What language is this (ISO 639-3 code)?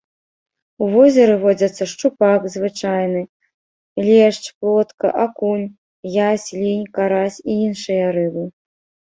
bel